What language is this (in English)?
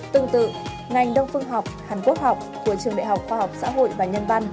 Vietnamese